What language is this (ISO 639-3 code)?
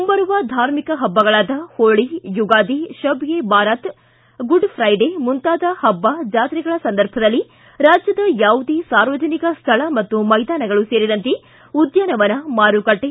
kan